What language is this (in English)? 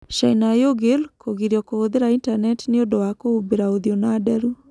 Kikuyu